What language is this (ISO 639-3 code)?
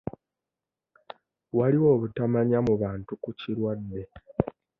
lug